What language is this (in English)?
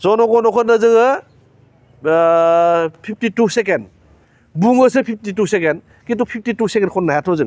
Bodo